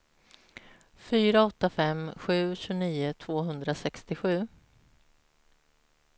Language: Swedish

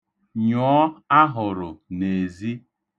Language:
Igbo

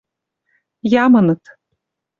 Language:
Western Mari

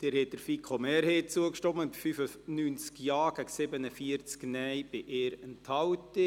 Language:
Swiss German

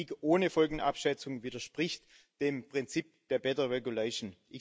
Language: German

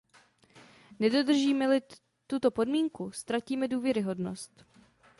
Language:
Czech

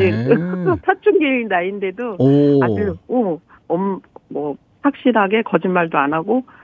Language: Korean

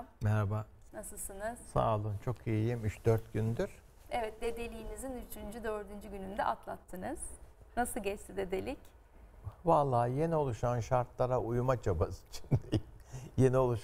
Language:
Turkish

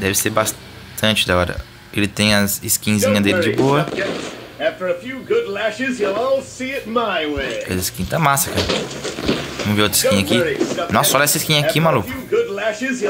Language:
Portuguese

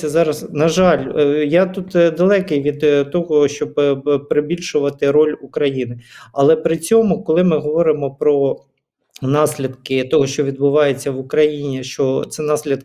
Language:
Ukrainian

